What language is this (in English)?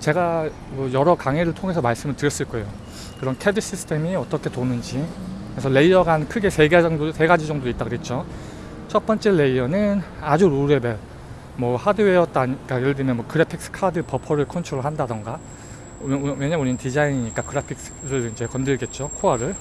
Korean